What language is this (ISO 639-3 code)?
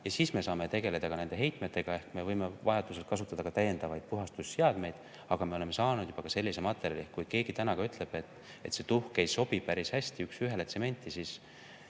est